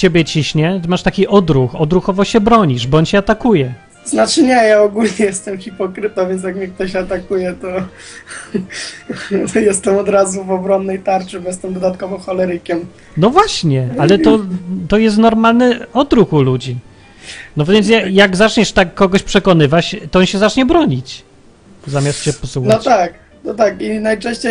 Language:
Polish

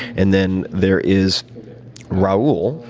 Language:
English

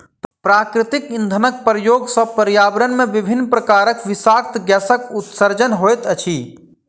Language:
Maithili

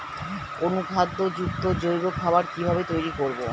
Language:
Bangla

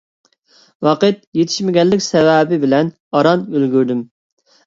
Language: Uyghur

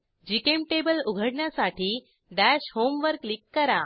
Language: Marathi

